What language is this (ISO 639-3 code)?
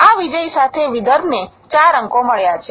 guj